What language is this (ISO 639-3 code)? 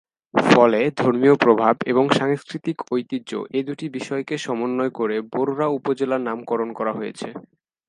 ben